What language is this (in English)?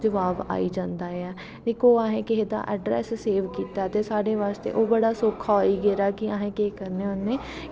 Dogri